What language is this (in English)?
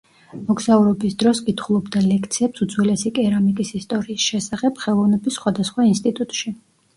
Georgian